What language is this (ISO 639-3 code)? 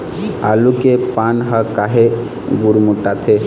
hne